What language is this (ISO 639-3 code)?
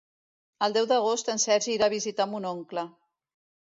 cat